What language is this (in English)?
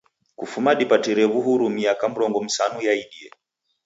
Taita